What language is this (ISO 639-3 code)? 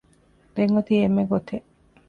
div